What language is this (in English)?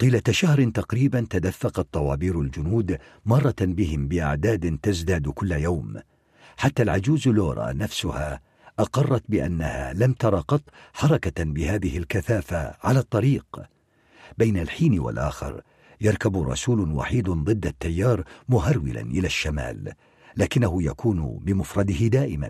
Arabic